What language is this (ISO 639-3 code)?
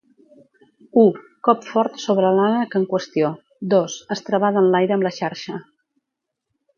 cat